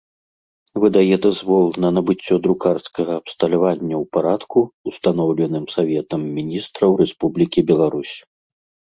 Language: Belarusian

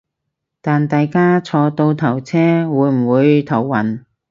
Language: Cantonese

